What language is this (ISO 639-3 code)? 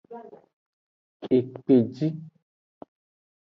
ajg